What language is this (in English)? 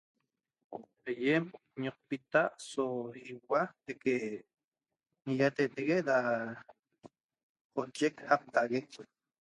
Toba